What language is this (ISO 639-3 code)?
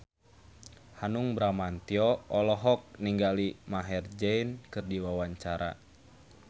sun